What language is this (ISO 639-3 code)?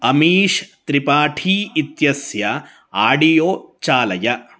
san